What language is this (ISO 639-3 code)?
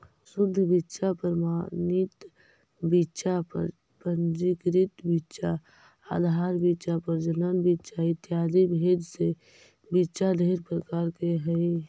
mag